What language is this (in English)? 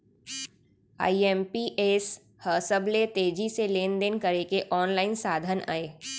Chhattisgarhi